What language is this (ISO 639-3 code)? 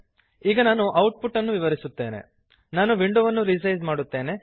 kan